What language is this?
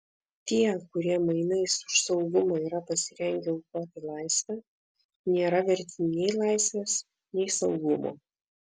Lithuanian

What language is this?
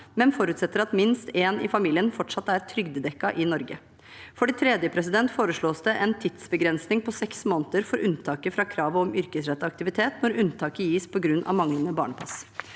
Norwegian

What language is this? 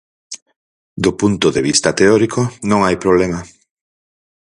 Galician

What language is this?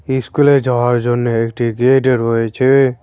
Bangla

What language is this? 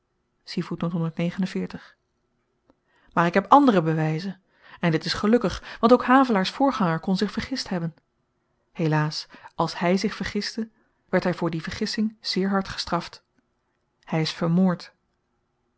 Dutch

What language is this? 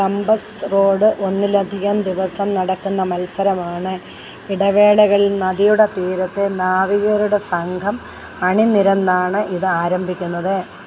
Malayalam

